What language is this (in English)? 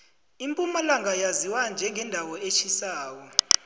South Ndebele